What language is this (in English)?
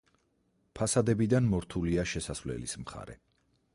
Georgian